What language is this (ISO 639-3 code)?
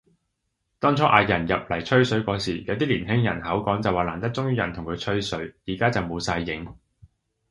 yue